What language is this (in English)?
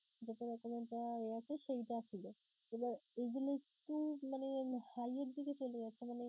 Bangla